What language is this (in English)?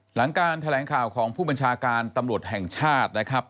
Thai